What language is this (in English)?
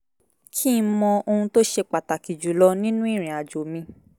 Yoruba